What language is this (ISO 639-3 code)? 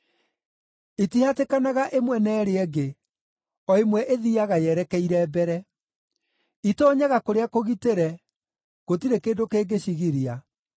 kik